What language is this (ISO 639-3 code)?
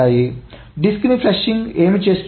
tel